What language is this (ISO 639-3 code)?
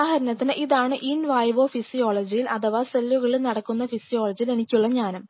mal